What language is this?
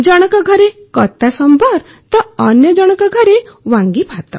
Odia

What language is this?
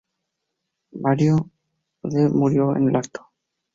Spanish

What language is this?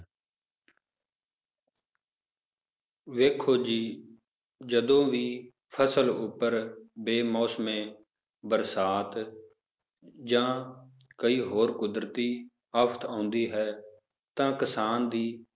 Punjabi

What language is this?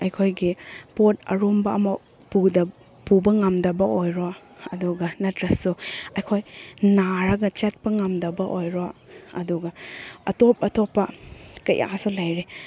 Manipuri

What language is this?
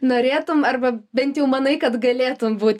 Lithuanian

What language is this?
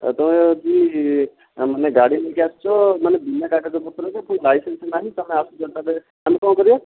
Odia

